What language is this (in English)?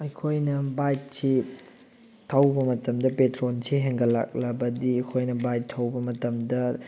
Manipuri